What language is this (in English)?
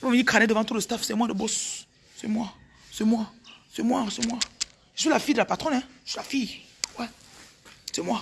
French